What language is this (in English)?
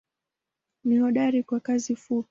Swahili